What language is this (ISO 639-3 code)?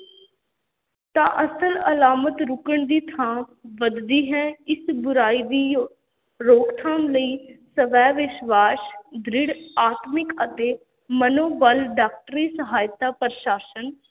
pan